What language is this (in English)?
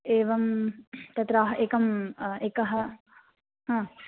Sanskrit